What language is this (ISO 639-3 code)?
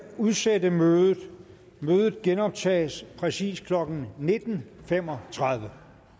dan